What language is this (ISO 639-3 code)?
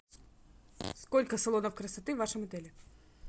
rus